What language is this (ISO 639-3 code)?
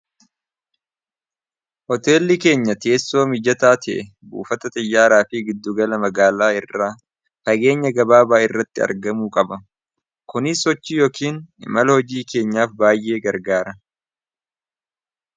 orm